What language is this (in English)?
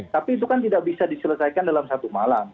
Indonesian